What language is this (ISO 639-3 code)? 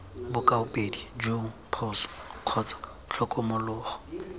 tsn